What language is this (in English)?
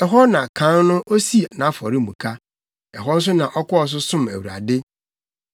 Akan